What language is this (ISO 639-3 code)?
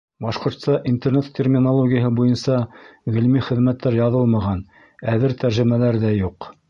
bak